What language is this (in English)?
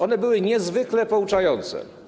Polish